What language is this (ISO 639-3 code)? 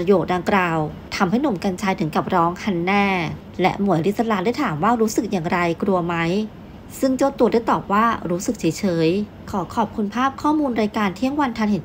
tha